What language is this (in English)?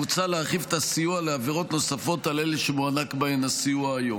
Hebrew